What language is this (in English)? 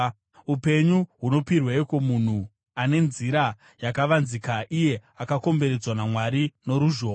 Shona